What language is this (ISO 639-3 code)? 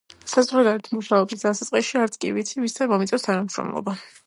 kat